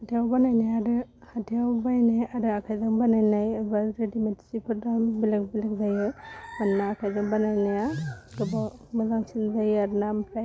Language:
Bodo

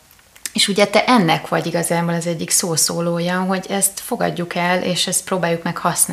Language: Hungarian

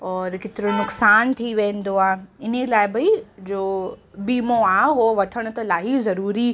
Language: Sindhi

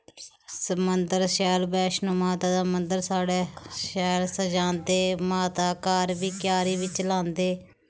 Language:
Dogri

